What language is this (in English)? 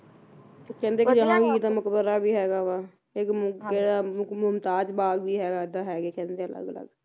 Punjabi